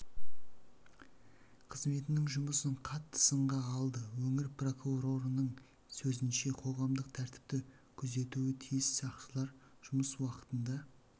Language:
Kazakh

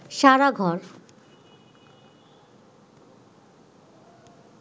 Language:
Bangla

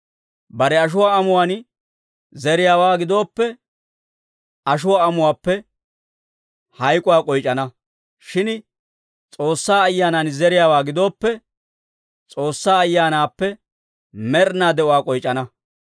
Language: Dawro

